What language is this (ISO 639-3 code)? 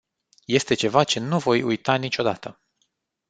ron